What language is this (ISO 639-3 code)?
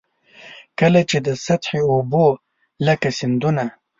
pus